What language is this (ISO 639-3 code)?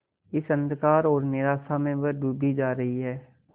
hin